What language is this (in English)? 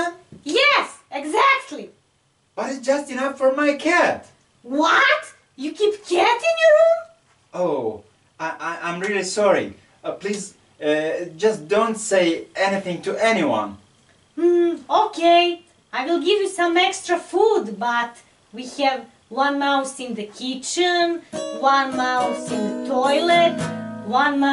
English